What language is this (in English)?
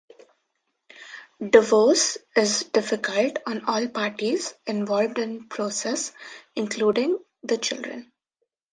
English